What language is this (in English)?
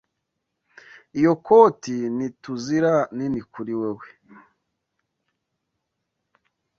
Kinyarwanda